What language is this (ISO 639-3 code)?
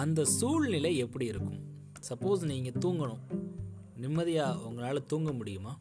tam